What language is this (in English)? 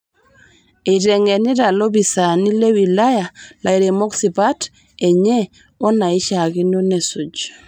Masai